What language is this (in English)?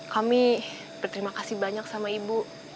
Indonesian